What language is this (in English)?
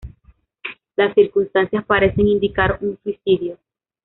Spanish